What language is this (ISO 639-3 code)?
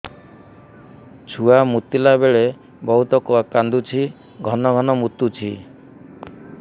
ori